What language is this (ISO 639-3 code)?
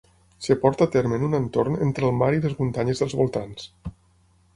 cat